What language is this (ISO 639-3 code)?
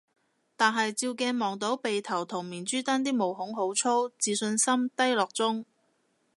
yue